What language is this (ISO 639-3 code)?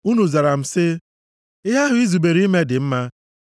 ibo